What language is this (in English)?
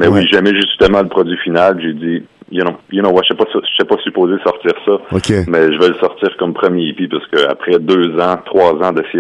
French